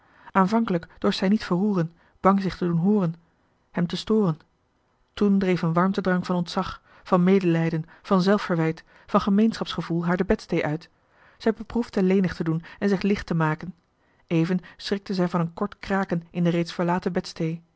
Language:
Dutch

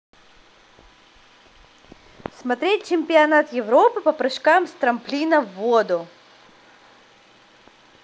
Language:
Russian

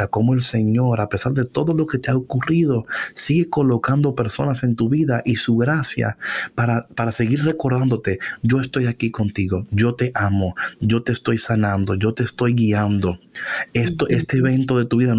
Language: Spanish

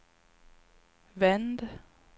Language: Swedish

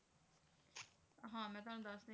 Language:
Punjabi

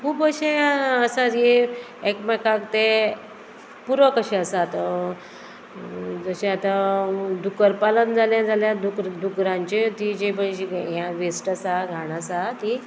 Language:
Konkani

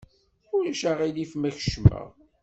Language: Kabyle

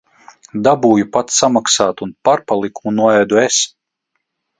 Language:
Latvian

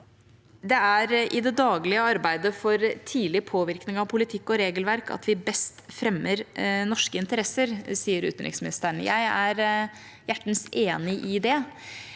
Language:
Norwegian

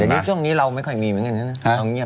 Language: Thai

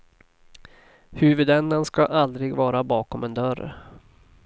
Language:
Swedish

